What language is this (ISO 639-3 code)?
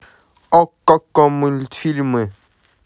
rus